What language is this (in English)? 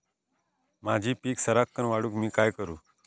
Marathi